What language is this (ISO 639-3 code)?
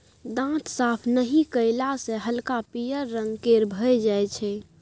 mai